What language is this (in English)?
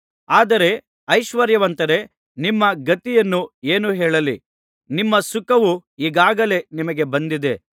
Kannada